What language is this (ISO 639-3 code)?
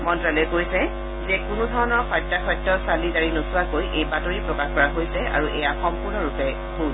asm